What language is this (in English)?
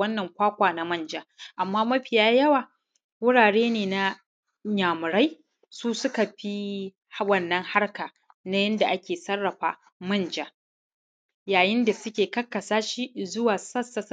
Hausa